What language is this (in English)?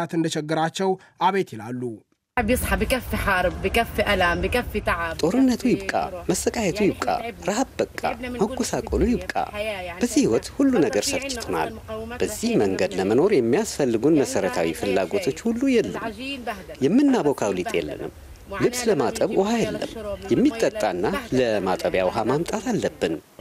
Amharic